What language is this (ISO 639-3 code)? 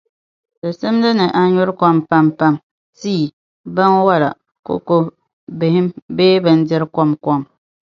dag